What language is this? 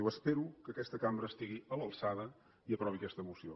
Catalan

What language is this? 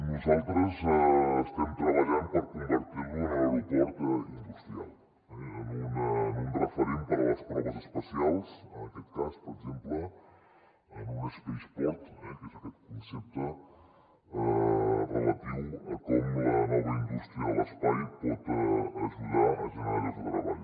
Catalan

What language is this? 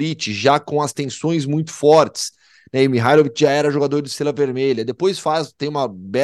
Portuguese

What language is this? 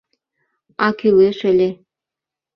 Mari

